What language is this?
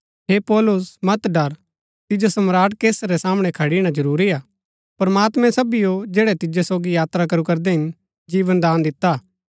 Gaddi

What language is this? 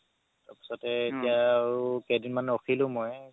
Assamese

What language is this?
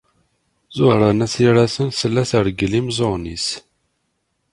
Kabyle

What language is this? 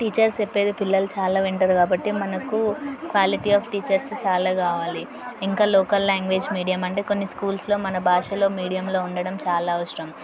Telugu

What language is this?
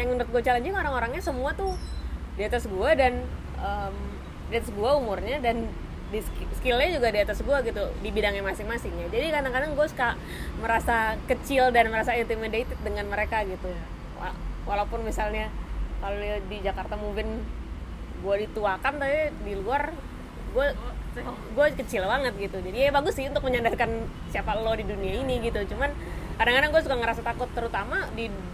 Indonesian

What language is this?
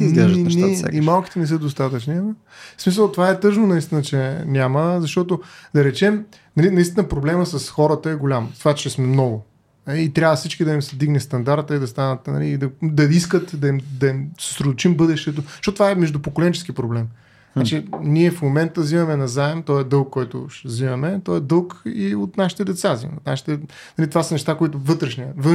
Bulgarian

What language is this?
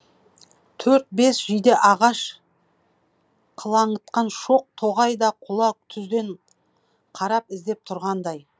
Kazakh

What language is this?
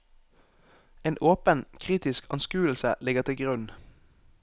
Norwegian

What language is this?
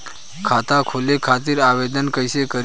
Bhojpuri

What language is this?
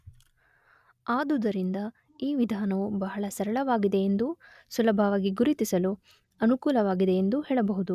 Kannada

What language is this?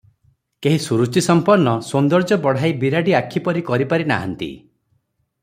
Odia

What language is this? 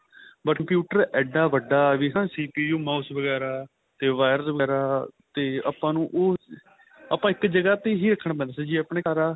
Punjabi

